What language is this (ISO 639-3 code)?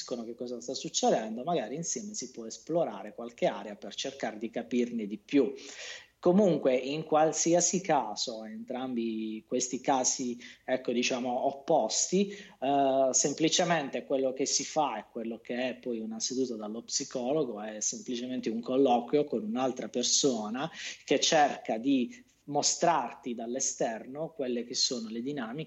ita